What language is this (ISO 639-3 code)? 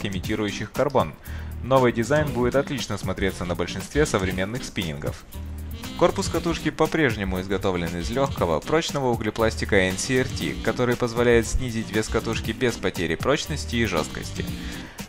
rus